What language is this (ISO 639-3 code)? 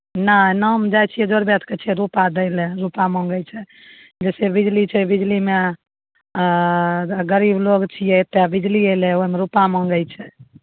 mai